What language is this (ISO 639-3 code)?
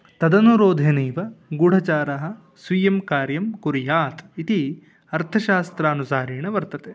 san